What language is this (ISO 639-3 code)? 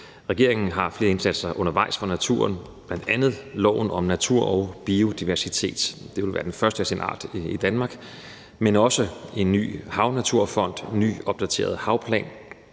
dan